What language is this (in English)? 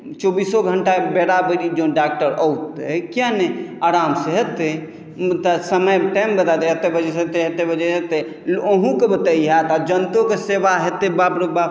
Maithili